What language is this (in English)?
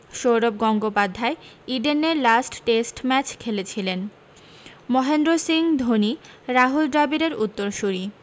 Bangla